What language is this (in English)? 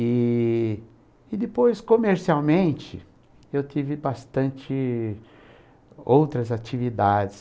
Portuguese